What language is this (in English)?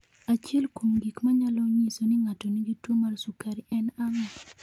Luo (Kenya and Tanzania)